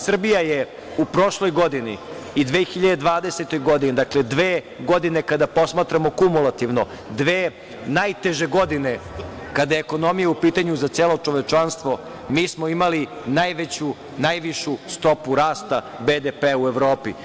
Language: Serbian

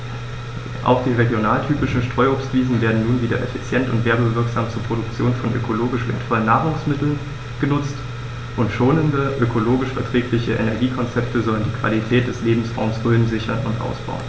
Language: German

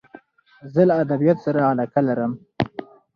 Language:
Pashto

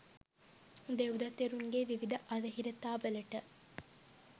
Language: Sinhala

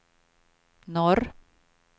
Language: Swedish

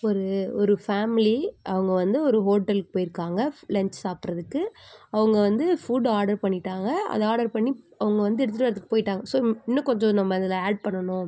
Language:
Tamil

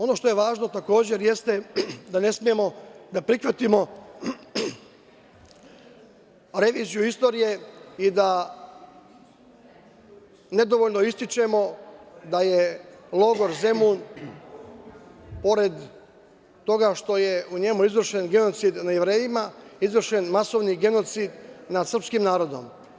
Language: Serbian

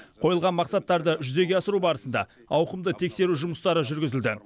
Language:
Kazakh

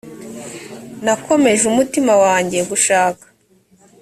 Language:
Kinyarwanda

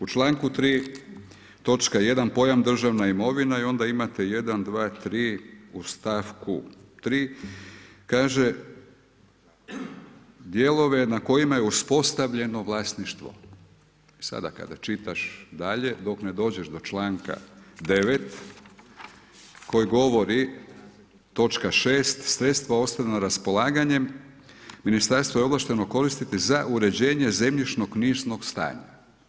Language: Croatian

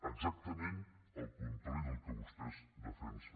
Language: Catalan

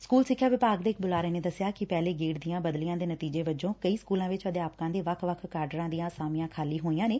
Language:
Punjabi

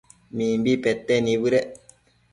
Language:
Matsés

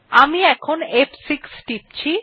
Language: Bangla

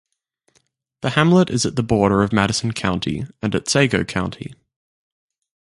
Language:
English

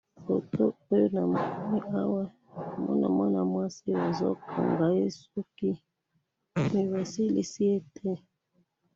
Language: Lingala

